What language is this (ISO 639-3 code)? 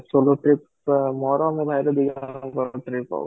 ori